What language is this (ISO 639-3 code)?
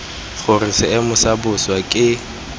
tsn